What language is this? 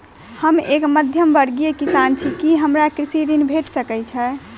Maithili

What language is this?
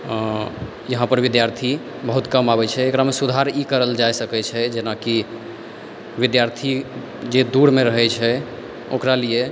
Maithili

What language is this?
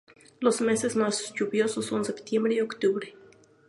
Spanish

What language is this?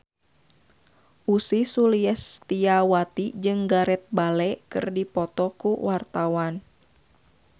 Sundanese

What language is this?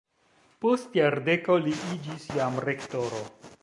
Esperanto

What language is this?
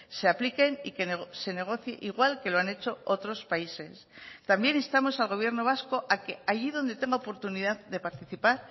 Spanish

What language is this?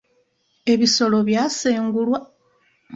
Ganda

